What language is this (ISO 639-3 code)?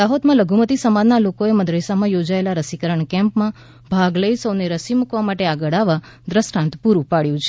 guj